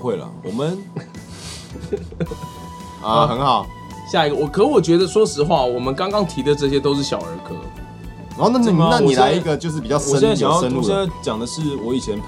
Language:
Chinese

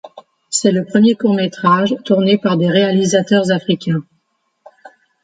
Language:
French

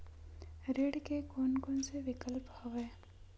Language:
Chhattisgarhi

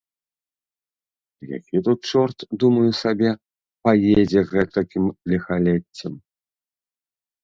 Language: Belarusian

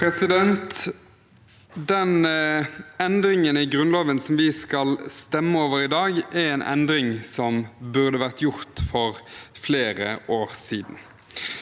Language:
Norwegian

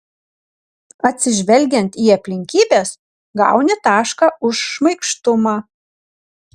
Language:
Lithuanian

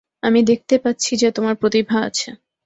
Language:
Bangla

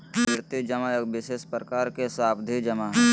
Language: Magahi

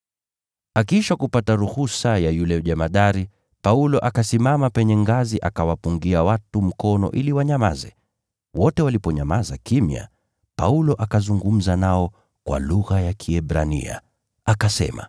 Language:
Swahili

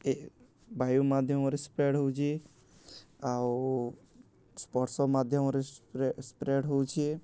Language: Odia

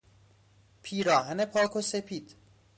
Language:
Persian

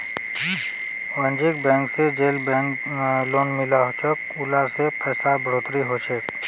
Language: Magahi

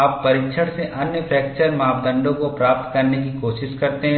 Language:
Hindi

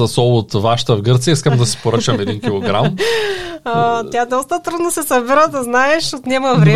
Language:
Bulgarian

